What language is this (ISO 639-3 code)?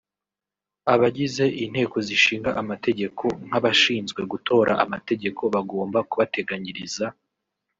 kin